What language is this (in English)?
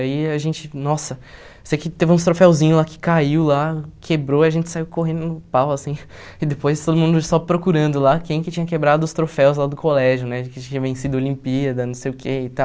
Portuguese